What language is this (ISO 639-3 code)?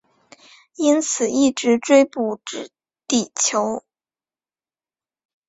zho